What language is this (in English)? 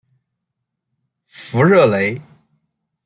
Chinese